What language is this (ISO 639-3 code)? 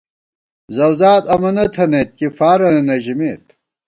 gwt